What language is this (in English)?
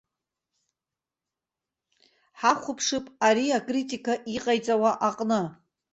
Abkhazian